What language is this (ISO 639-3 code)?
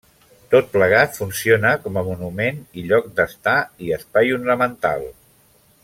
cat